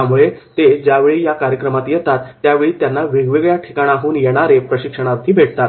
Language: Marathi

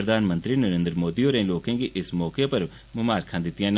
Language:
Dogri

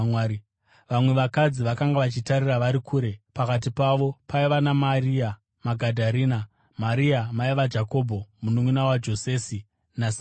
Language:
Shona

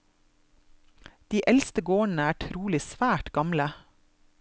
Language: Norwegian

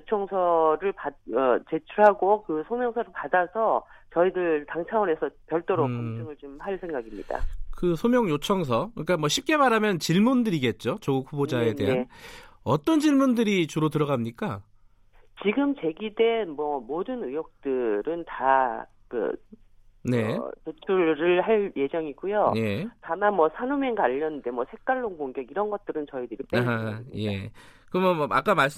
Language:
Korean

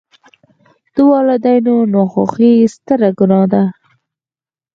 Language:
Pashto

